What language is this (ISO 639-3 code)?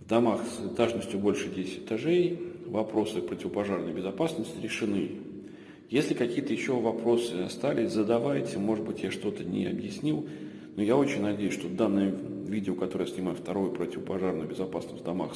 rus